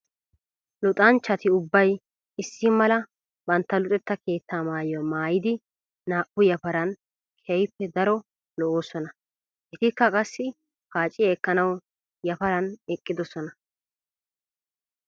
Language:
Wolaytta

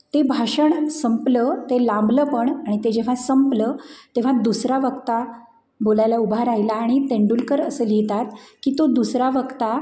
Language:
Marathi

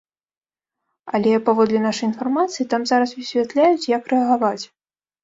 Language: Belarusian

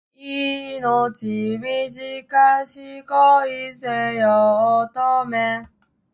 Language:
Japanese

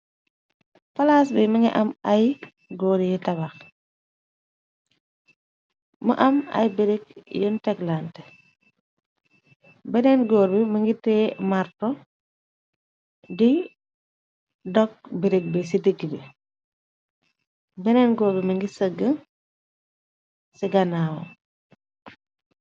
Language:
Wolof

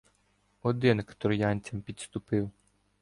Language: Ukrainian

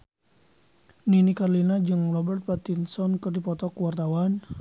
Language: Sundanese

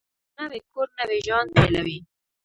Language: Pashto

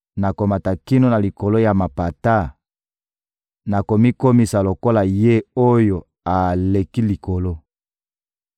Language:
Lingala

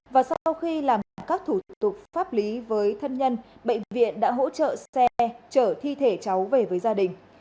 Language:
Vietnamese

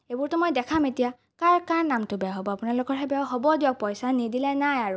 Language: Assamese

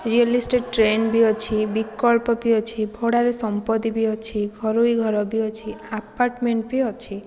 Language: Odia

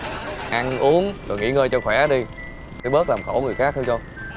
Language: Vietnamese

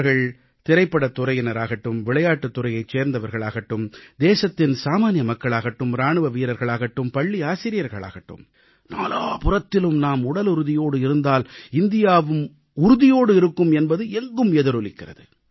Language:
Tamil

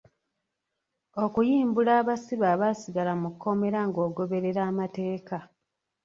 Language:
Ganda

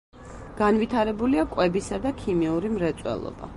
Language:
Georgian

